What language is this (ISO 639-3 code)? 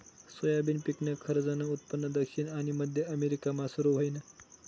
mar